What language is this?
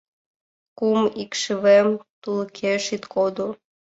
Mari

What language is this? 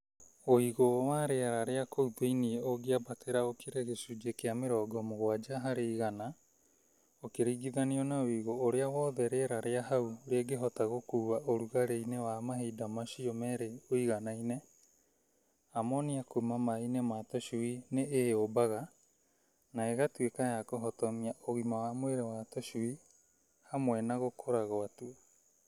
Kikuyu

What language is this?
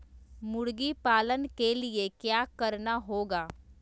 Magahi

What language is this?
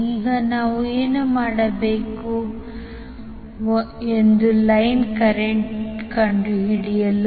Kannada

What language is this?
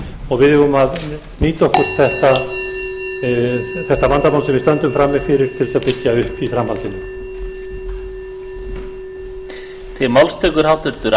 Icelandic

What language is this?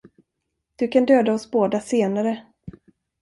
Swedish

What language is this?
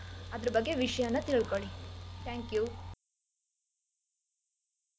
Kannada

